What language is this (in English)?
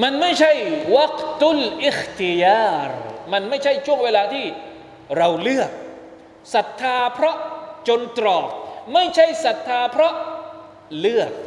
Thai